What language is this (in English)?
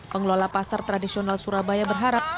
Indonesian